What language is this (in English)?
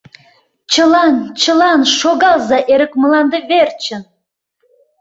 Mari